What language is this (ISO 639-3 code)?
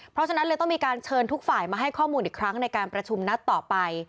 tha